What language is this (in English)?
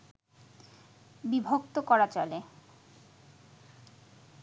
Bangla